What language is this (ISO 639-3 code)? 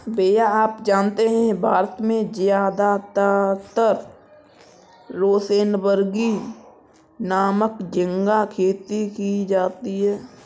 hin